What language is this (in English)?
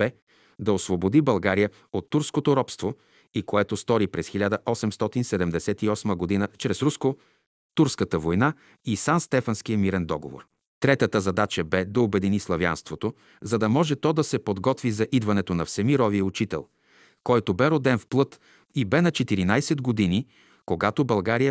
Bulgarian